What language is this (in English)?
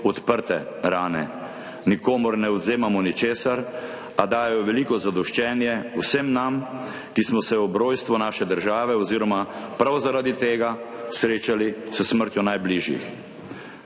Slovenian